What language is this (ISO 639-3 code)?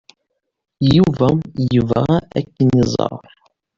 kab